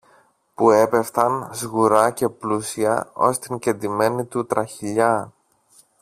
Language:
Greek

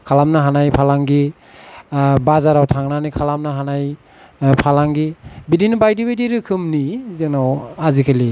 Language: Bodo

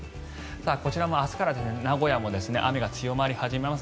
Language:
Japanese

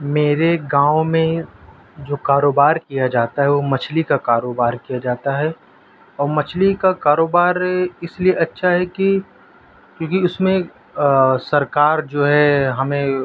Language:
Urdu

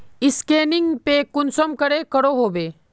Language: Magahi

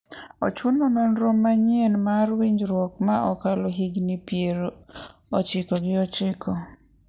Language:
Luo (Kenya and Tanzania)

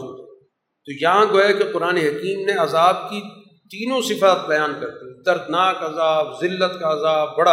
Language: Urdu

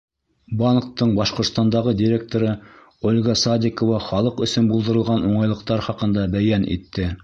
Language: Bashkir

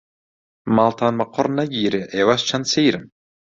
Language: Central Kurdish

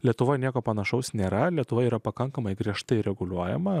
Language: Lithuanian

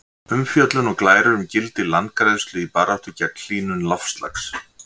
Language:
Icelandic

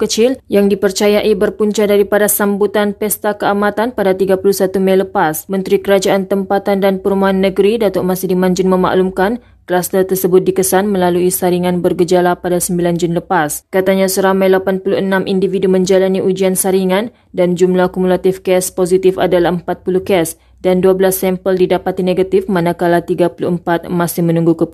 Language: Malay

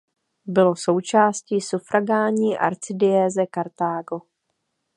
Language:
Czech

